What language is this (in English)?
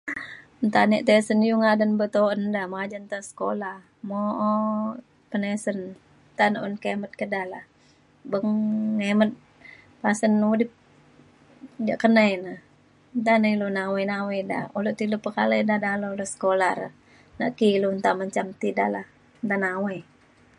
Mainstream Kenyah